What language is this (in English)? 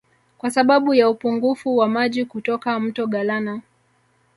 Swahili